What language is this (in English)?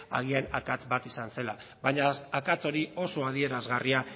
Basque